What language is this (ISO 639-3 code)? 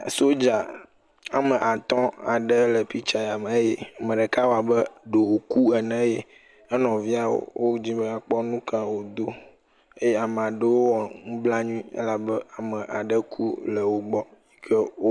ewe